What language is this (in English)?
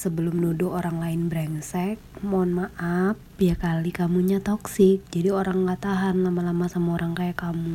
Indonesian